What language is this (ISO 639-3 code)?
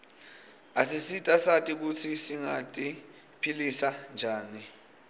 ssw